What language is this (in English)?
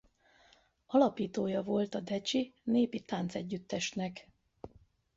Hungarian